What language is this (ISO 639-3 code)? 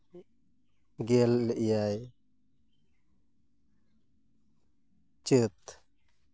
sat